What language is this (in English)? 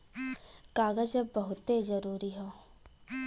Bhojpuri